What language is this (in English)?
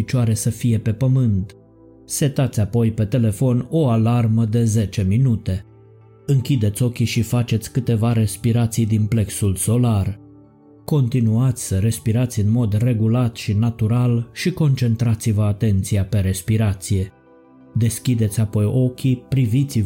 Romanian